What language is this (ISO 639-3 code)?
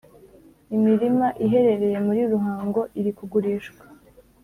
kin